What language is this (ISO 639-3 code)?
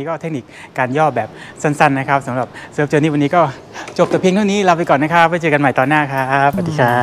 tha